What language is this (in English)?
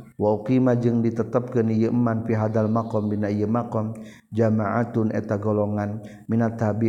Malay